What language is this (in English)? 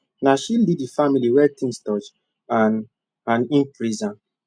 Nigerian Pidgin